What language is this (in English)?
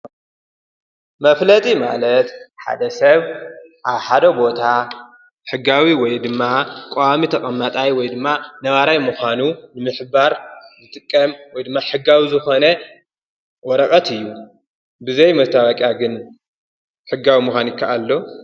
Tigrinya